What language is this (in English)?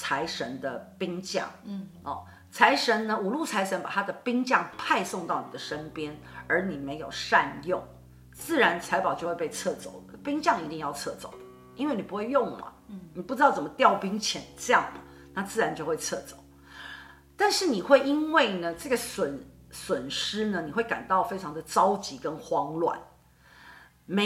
Chinese